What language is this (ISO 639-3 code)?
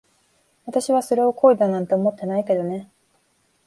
jpn